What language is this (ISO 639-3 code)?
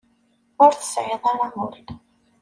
kab